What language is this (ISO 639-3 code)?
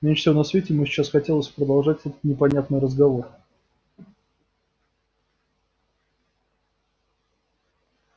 rus